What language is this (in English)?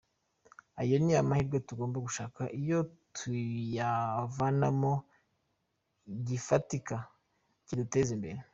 Kinyarwanda